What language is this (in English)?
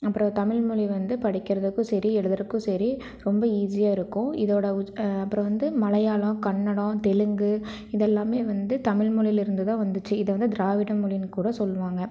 Tamil